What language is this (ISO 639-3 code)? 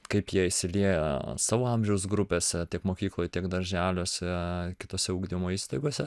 lit